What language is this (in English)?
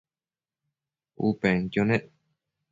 Matsés